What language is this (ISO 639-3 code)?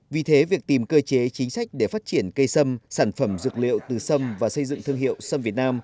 vie